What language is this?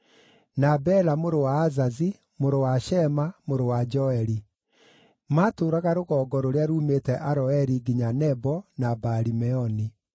Kikuyu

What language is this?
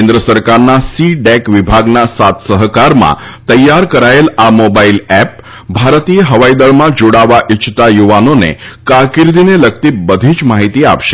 Gujarati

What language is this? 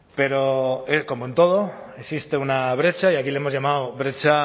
Spanish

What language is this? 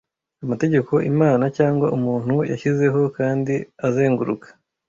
Kinyarwanda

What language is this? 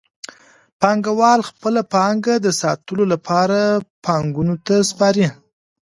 Pashto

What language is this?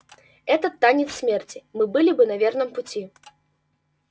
Russian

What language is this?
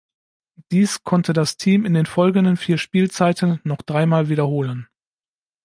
German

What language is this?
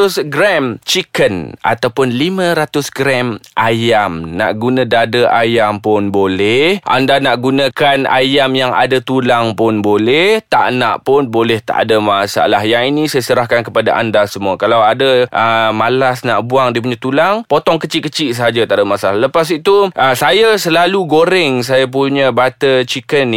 Malay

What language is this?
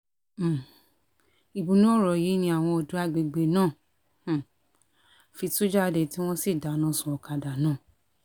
Yoruba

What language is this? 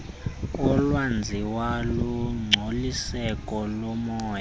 Xhosa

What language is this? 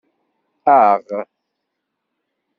Kabyle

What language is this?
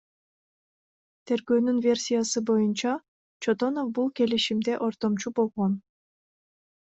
Kyrgyz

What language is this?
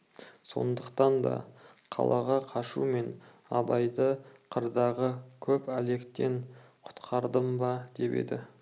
Kazakh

